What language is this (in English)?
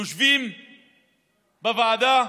Hebrew